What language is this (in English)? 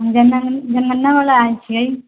Maithili